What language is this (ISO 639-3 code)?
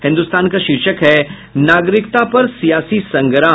hin